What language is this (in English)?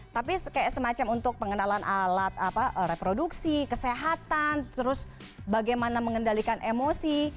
Indonesian